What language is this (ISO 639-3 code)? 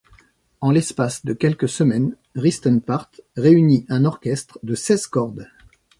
fra